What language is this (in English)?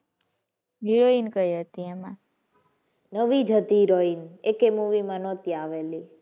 Gujarati